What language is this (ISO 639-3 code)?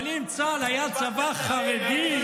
heb